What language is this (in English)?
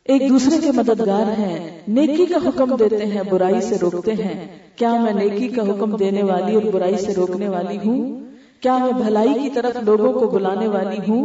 Urdu